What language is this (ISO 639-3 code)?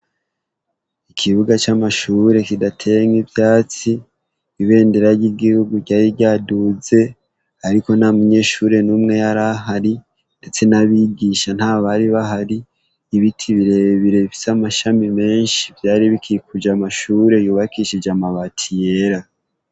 run